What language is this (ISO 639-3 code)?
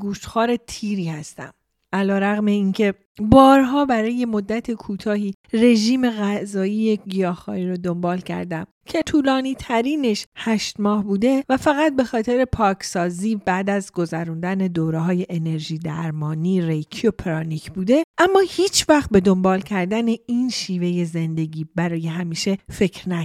fas